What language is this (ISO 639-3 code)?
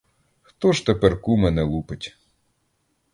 ukr